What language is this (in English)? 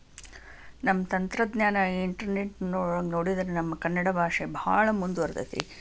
Kannada